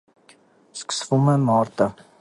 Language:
Armenian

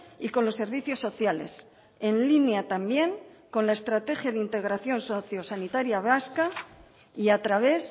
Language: Spanish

